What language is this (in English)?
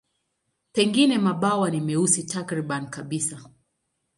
Swahili